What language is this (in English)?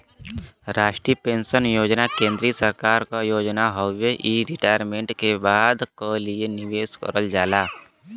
Bhojpuri